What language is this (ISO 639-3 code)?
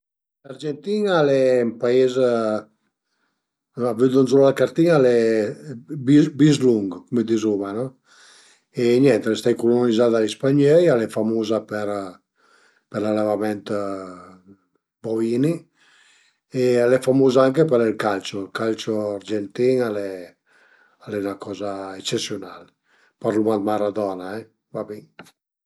pms